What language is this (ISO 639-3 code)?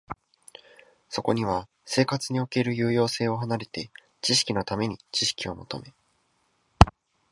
jpn